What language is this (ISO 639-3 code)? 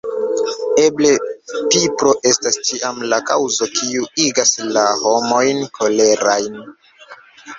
epo